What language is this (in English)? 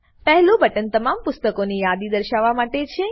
Gujarati